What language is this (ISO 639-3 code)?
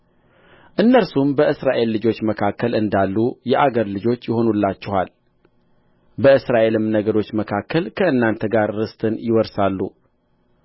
amh